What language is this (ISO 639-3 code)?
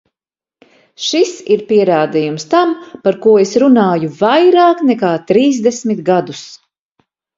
lav